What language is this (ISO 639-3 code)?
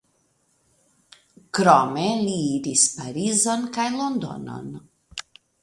epo